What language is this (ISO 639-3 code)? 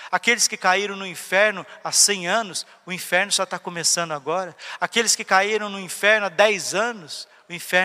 por